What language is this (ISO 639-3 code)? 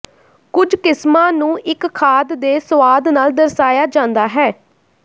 pan